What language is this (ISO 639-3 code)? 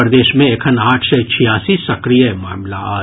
mai